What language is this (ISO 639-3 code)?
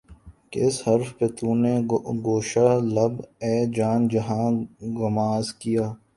urd